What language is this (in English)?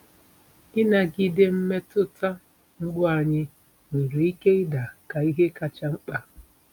Igbo